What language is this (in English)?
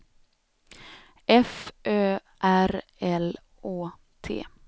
Swedish